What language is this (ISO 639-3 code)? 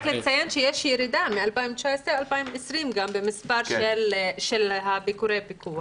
heb